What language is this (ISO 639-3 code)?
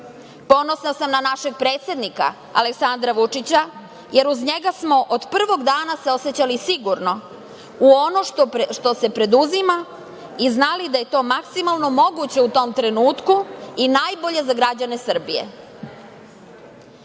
srp